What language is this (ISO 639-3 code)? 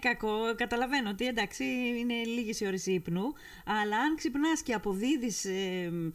ell